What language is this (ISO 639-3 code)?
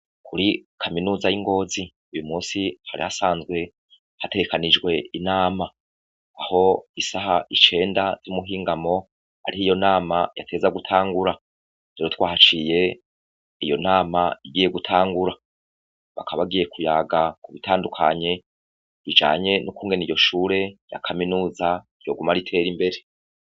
run